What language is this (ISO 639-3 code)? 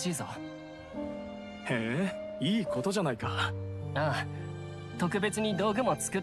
jpn